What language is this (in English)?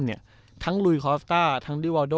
Thai